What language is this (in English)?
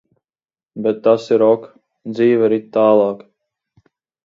Latvian